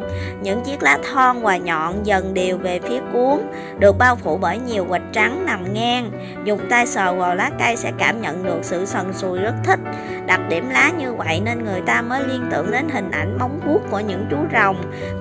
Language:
Vietnamese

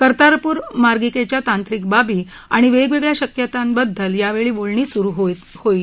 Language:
Marathi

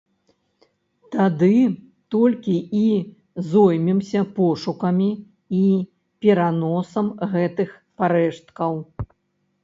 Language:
Belarusian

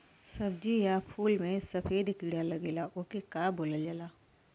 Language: Bhojpuri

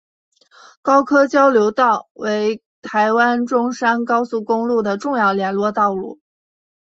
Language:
Chinese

